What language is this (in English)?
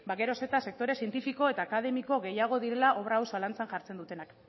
Basque